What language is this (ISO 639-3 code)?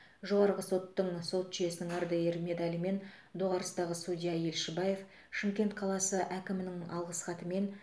kaz